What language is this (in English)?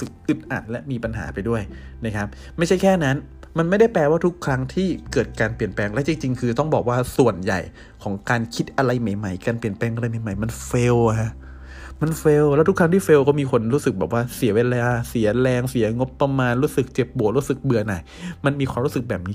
Thai